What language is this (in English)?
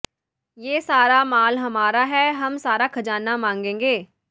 Punjabi